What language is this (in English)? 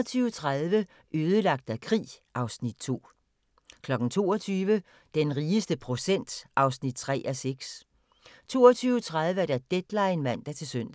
Danish